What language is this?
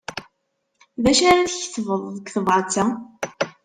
Kabyle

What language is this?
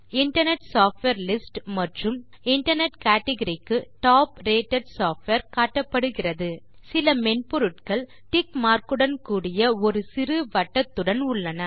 Tamil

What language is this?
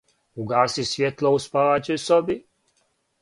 Serbian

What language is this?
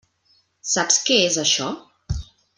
Catalan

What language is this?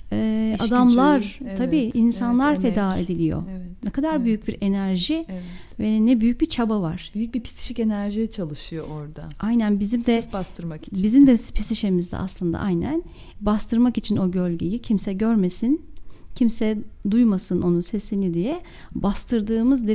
Turkish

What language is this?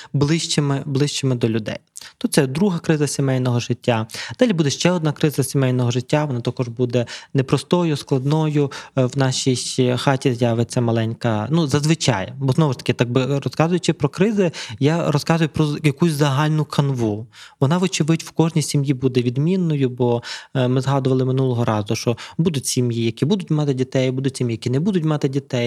Ukrainian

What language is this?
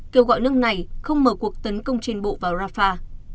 Vietnamese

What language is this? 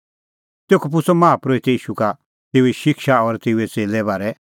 Kullu Pahari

